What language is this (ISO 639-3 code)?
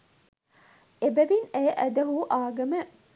sin